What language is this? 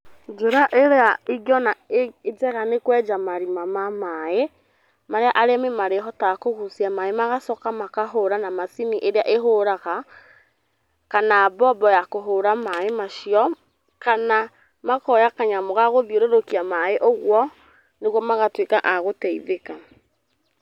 Kikuyu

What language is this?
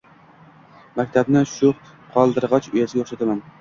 Uzbek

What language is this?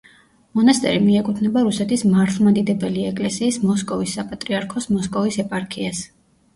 Georgian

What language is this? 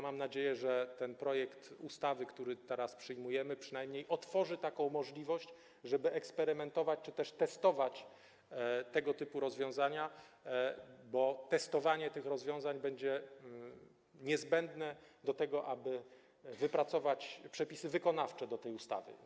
Polish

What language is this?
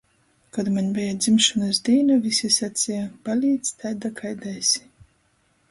Latgalian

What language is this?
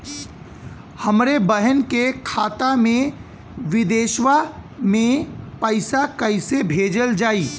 Bhojpuri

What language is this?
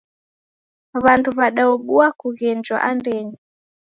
Taita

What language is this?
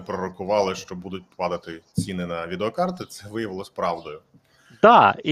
Ukrainian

